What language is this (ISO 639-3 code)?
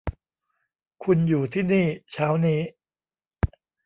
tha